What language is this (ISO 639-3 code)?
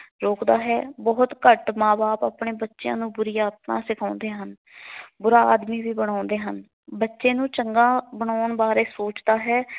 pan